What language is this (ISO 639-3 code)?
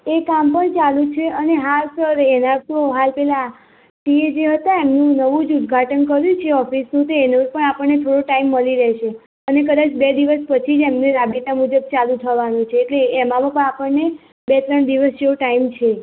guj